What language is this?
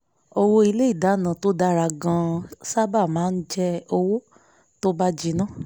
Yoruba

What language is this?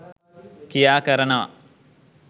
Sinhala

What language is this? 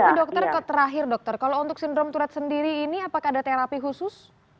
Indonesian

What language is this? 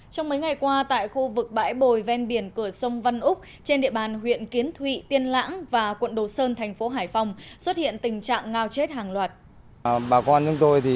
Vietnamese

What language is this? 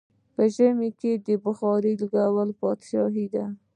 Pashto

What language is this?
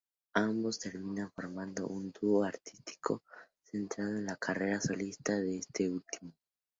Spanish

